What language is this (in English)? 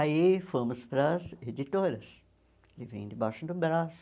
Portuguese